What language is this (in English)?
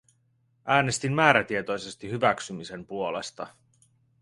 Finnish